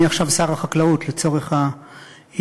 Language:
Hebrew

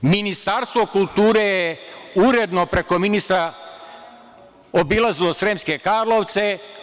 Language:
Serbian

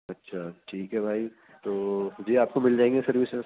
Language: Urdu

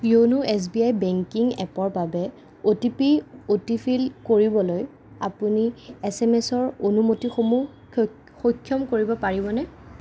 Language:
Assamese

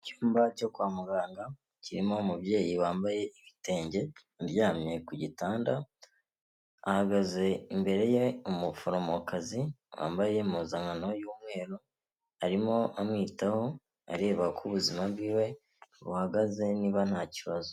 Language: Kinyarwanda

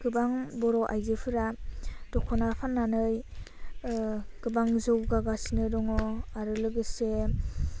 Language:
Bodo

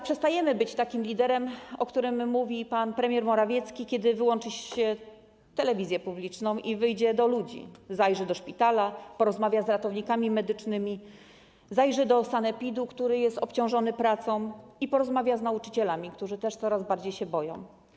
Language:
Polish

